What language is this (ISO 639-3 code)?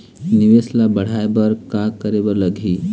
hne